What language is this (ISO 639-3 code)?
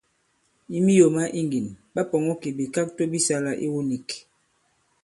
abb